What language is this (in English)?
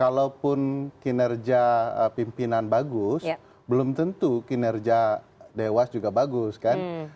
Indonesian